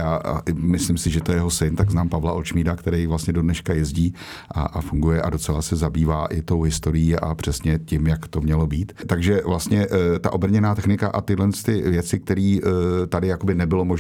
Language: Czech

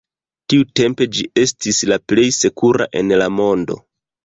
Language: Esperanto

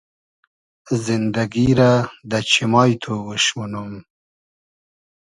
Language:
Hazaragi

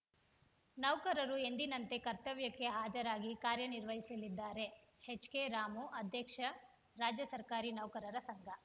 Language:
Kannada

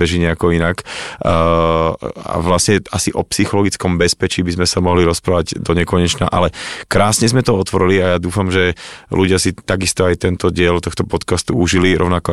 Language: Slovak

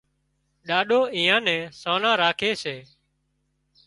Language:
Wadiyara Koli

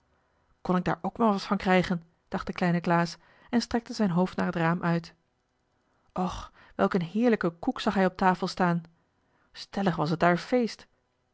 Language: Dutch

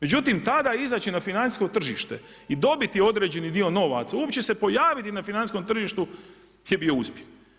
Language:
Croatian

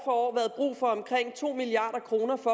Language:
Danish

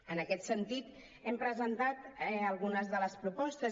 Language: Catalan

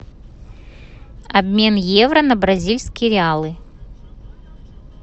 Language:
Russian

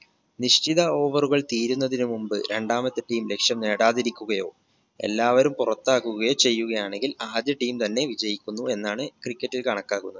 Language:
Malayalam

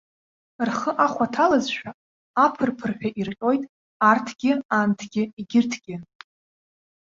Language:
Abkhazian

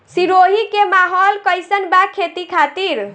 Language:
Bhojpuri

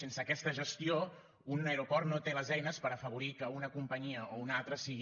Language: Catalan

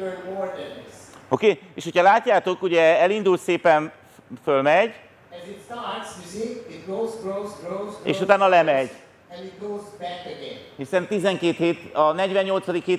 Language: Hungarian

